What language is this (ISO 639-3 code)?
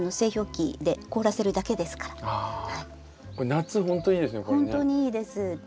jpn